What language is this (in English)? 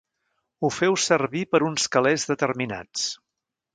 Catalan